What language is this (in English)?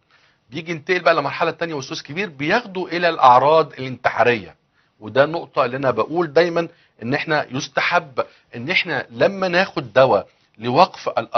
Arabic